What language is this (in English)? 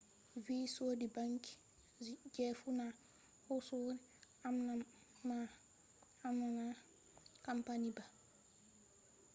Fula